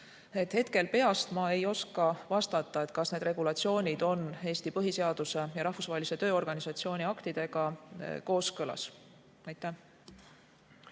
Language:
Estonian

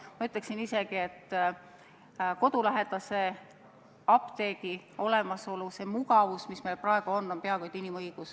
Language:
Estonian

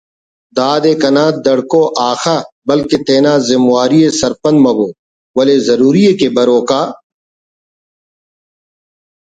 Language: Brahui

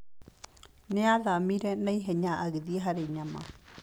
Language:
Kikuyu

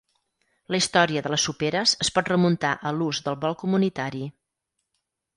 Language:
Catalan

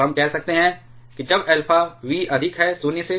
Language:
Hindi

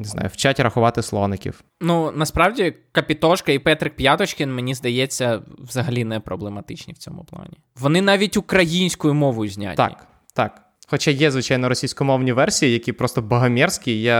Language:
Ukrainian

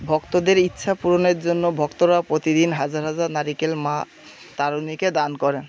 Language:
Bangla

